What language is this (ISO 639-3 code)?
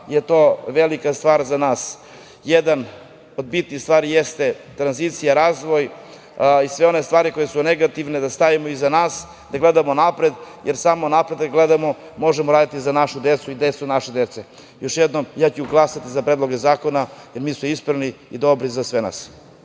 srp